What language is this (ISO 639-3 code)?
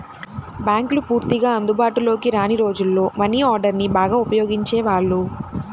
tel